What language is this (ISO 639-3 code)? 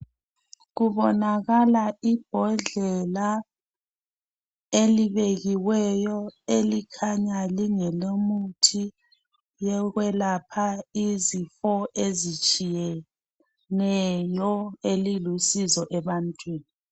nde